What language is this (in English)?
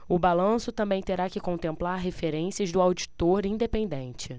Portuguese